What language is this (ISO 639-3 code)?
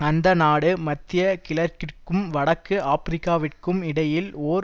tam